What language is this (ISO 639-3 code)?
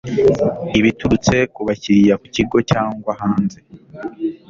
kin